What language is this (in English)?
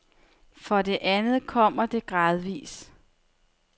Danish